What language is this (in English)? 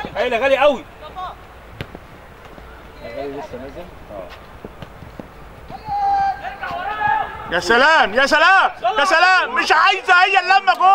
Arabic